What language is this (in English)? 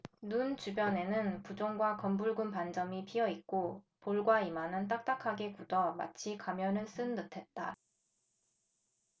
Korean